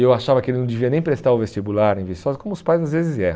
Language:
Portuguese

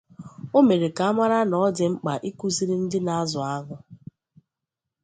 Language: Igbo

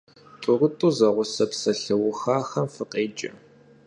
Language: Kabardian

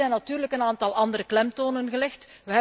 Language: Dutch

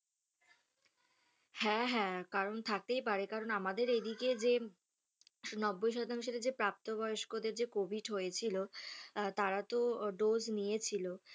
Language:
Bangla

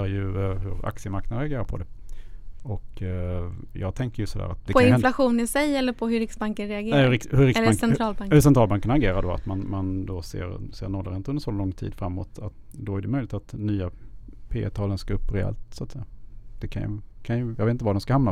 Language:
Swedish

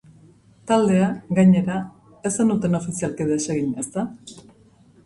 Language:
Basque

